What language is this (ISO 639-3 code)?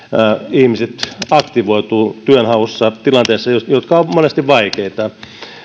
fin